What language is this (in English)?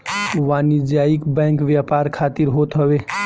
Bhojpuri